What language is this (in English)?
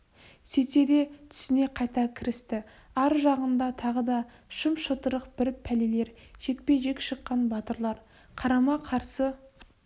Kazakh